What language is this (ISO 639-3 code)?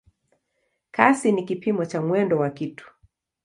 swa